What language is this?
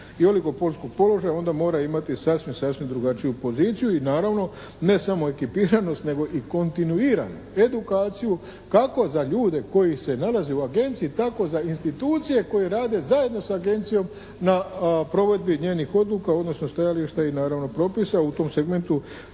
Croatian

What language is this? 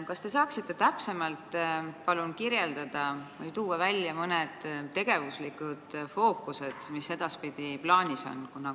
Estonian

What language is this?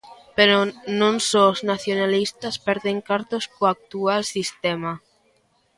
Galician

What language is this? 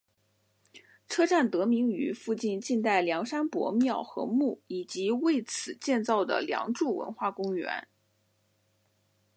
Chinese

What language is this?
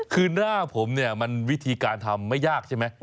Thai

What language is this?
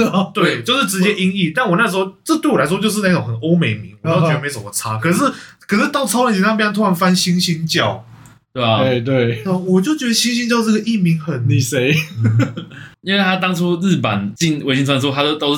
Chinese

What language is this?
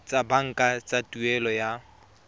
Tswana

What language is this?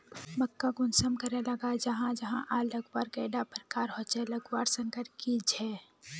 Magahi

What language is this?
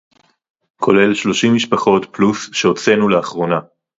Hebrew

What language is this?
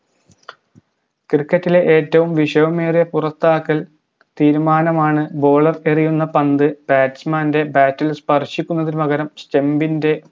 Malayalam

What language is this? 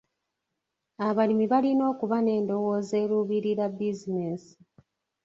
Ganda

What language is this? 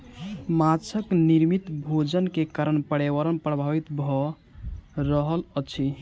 Maithili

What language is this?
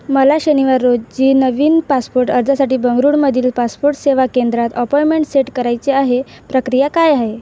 Marathi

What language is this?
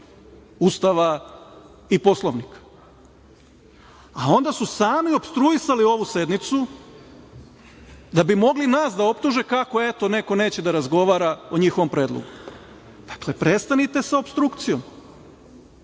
Serbian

